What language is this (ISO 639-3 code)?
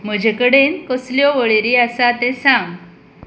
kok